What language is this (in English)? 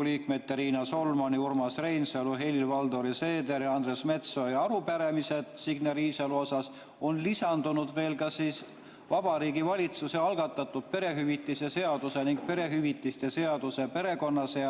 Estonian